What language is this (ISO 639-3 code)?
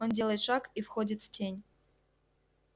rus